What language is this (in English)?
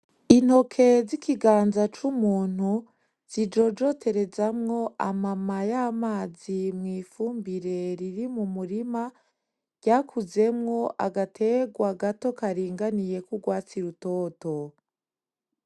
Rundi